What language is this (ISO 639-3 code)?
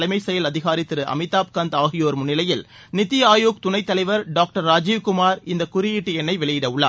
tam